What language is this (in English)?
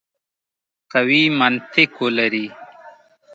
Pashto